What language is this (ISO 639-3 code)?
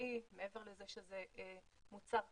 heb